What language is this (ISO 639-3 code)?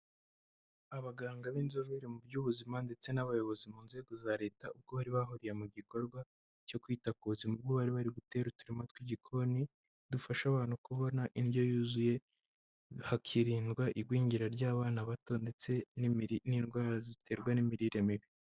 kin